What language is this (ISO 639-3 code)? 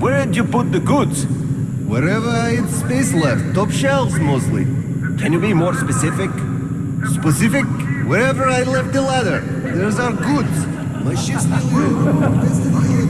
eng